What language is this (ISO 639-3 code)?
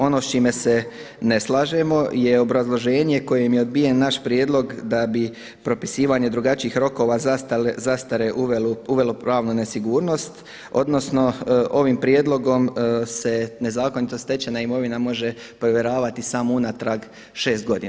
hrv